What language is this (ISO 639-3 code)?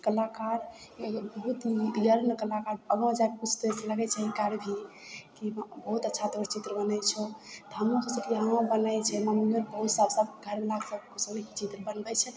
mai